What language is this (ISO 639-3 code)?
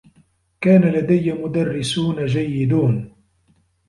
ara